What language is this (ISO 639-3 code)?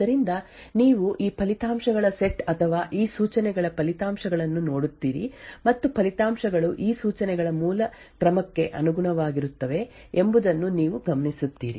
kan